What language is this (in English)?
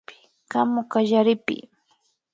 Imbabura Highland Quichua